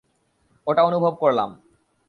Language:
Bangla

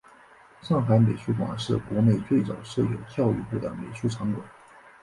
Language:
Chinese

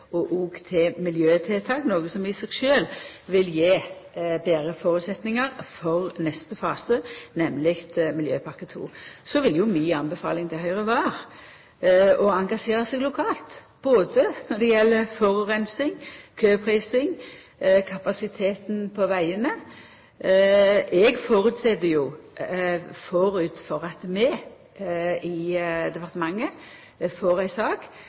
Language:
Norwegian Nynorsk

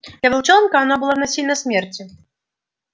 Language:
Russian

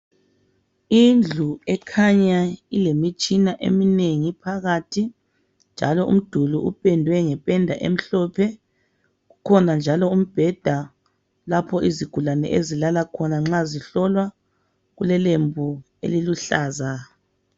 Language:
North Ndebele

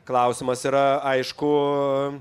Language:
Lithuanian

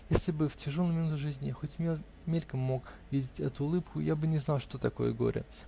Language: Russian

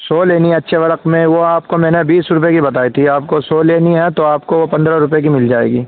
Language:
Urdu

